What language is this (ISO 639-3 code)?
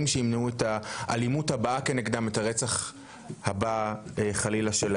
heb